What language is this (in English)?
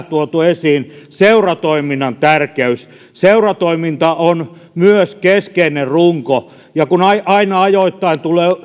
Finnish